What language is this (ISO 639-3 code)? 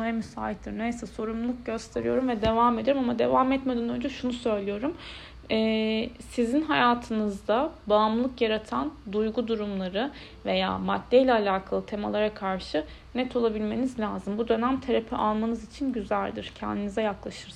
tur